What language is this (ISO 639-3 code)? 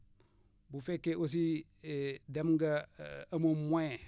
wol